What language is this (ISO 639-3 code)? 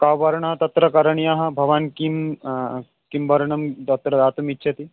san